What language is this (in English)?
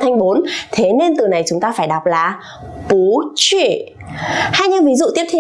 Vietnamese